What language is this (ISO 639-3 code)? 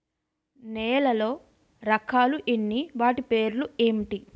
tel